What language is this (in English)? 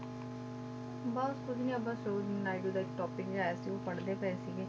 Punjabi